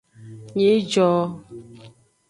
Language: Aja (Benin)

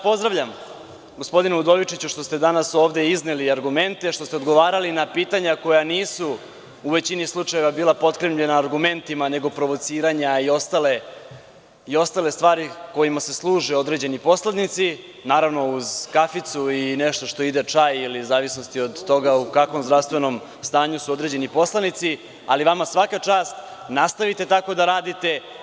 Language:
Serbian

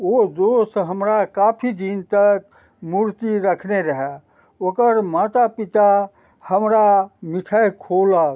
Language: Maithili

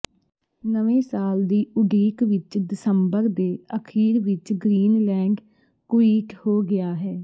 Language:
Punjabi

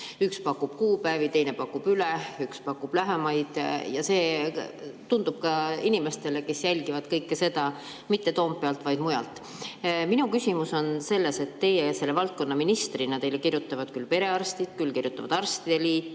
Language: Estonian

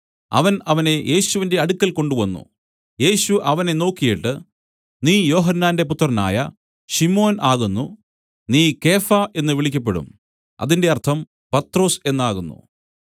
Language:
Malayalam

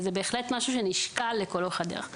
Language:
Hebrew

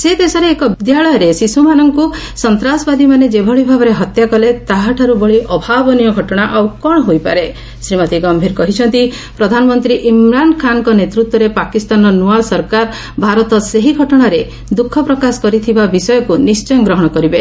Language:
Odia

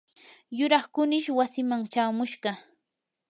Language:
Yanahuanca Pasco Quechua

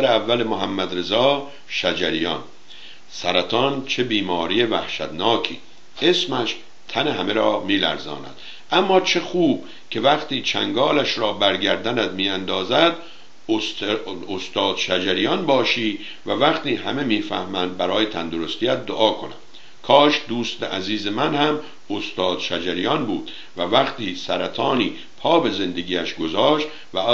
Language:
Persian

